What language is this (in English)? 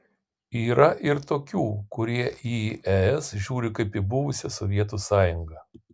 Lithuanian